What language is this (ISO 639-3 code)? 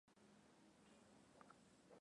swa